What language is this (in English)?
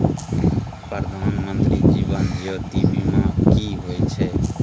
Maithili